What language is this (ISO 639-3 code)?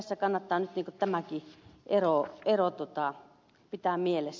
fin